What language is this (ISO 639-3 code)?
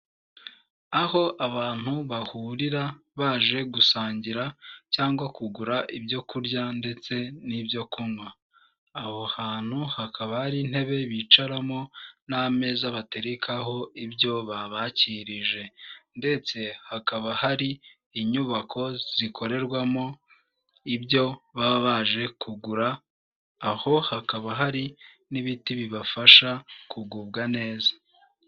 kin